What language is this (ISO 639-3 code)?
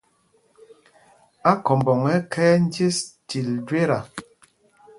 mgg